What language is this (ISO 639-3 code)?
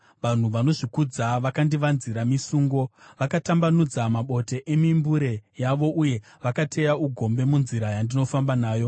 sna